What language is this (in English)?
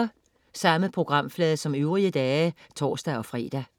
Danish